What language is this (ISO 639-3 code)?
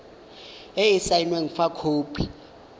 tsn